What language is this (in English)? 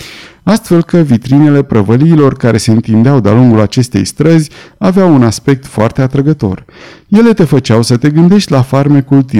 Romanian